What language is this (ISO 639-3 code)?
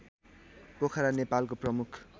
nep